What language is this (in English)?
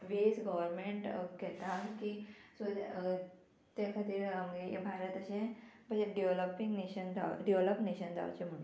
Konkani